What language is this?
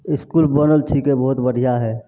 Maithili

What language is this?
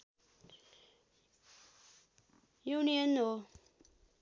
Nepali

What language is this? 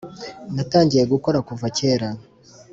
Kinyarwanda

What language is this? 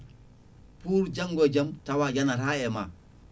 Fula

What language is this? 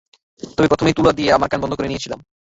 Bangla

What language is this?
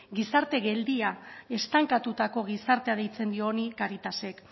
Basque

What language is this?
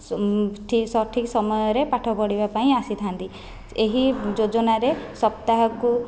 Odia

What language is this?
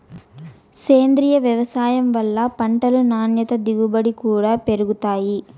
Telugu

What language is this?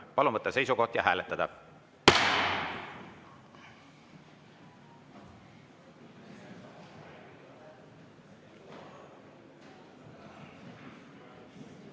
Estonian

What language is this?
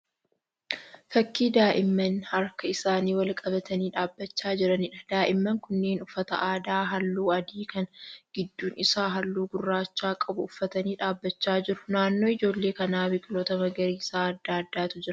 Oromo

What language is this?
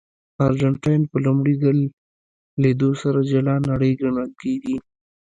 Pashto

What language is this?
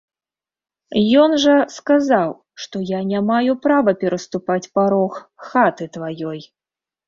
Belarusian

